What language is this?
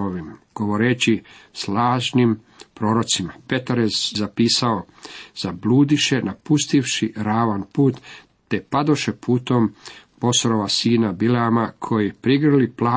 Croatian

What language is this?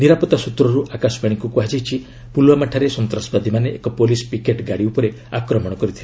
Odia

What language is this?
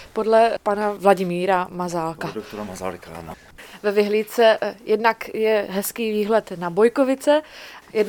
Czech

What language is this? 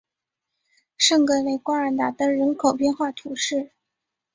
Chinese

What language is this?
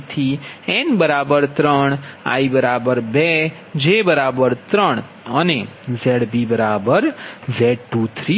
Gujarati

